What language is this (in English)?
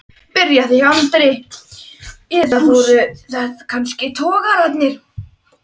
Icelandic